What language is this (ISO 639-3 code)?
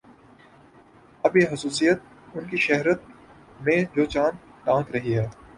urd